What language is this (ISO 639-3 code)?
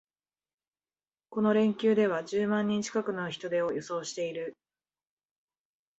jpn